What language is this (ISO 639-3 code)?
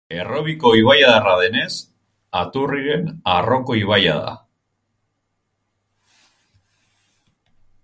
eus